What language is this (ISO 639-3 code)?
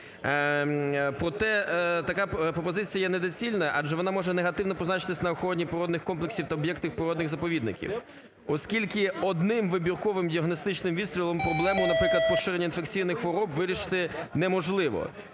ukr